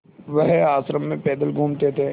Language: Hindi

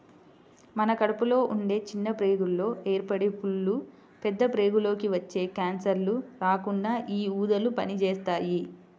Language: Telugu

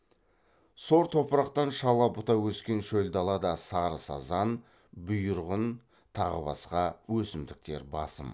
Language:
Kazakh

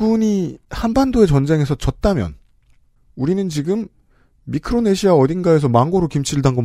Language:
Korean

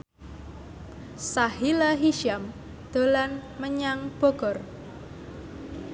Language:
Javanese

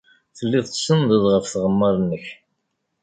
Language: Kabyle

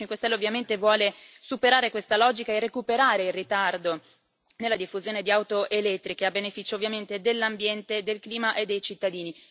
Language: Italian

